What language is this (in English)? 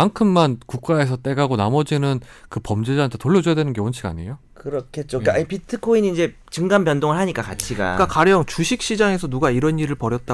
Korean